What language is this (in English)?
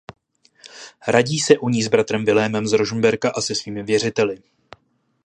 Czech